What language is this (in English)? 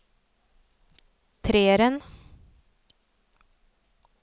Norwegian